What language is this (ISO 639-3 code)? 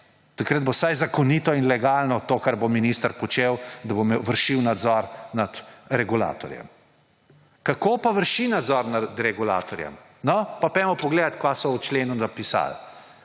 slv